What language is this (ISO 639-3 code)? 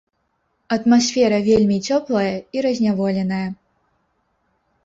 bel